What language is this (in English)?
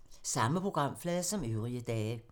Danish